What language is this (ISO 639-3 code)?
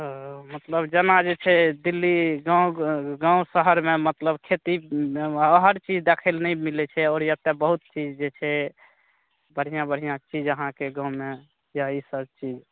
mai